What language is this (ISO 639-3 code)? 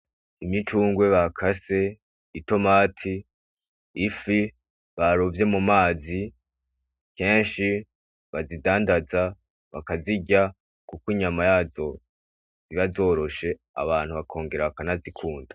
run